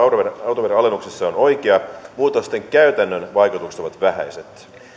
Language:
Finnish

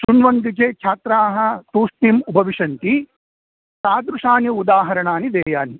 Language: Sanskrit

